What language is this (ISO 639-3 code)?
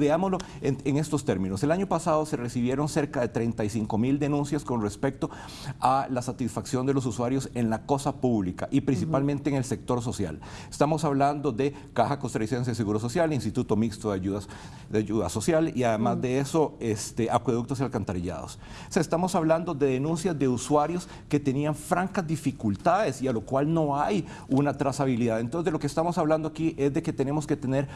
spa